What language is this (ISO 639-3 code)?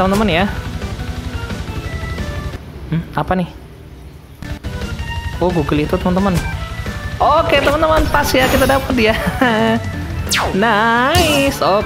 ind